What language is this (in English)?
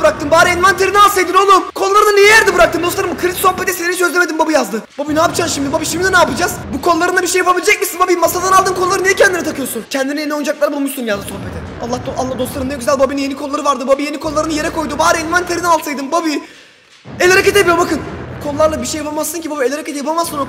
Turkish